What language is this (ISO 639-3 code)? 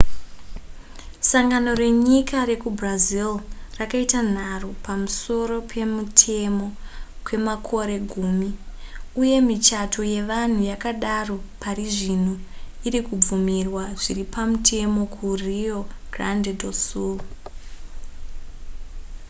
sna